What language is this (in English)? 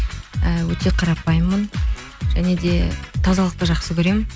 Kazakh